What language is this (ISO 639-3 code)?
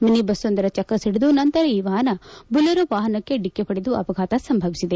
kan